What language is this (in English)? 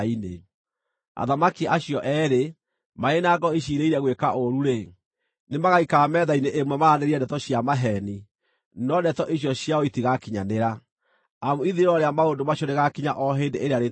Kikuyu